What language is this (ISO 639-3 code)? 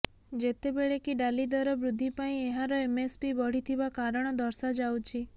ori